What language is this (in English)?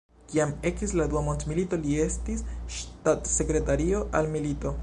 Esperanto